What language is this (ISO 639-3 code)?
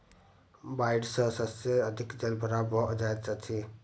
mai